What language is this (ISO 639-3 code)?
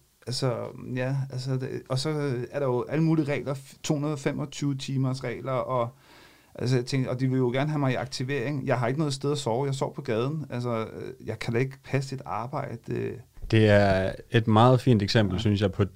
dan